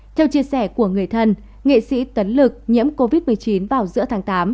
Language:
Vietnamese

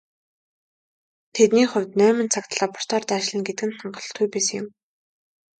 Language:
Mongolian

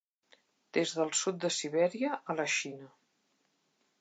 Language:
Catalan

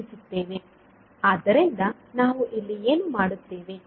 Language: Kannada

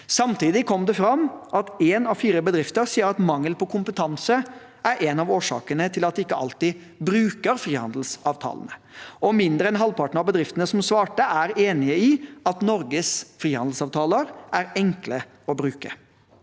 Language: Norwegian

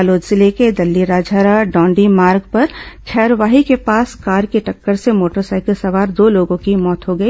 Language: Hindi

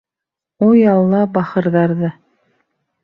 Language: Bashkir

